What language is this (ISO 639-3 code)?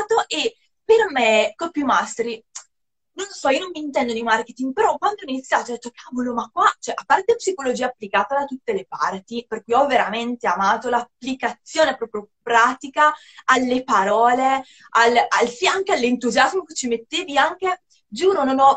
ita